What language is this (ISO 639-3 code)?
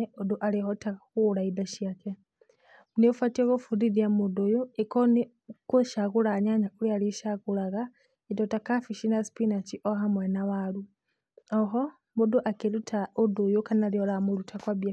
kik